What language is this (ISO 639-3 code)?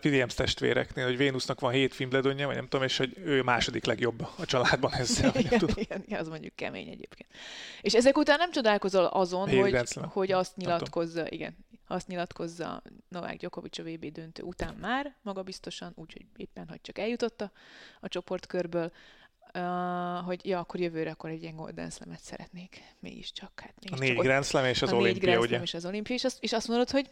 hun